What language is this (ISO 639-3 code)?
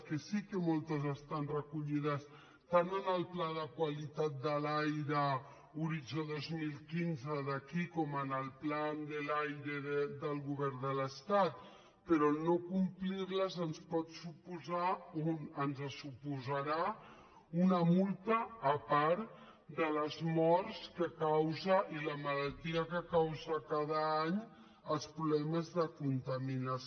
cat